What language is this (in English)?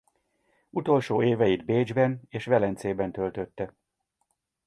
Hungarian